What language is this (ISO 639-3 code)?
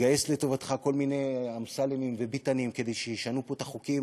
heb